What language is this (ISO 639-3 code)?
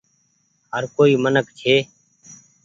gig